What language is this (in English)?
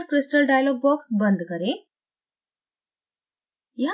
Hindi